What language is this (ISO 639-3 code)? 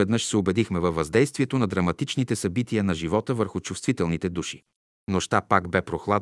bul